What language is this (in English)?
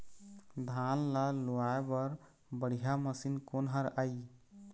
Chhattisgarhi